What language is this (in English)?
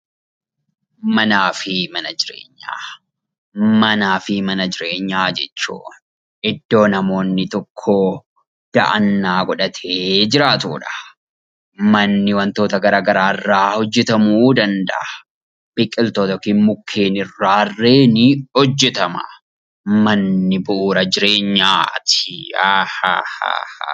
Oromo